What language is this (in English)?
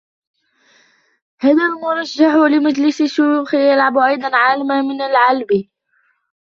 Arabic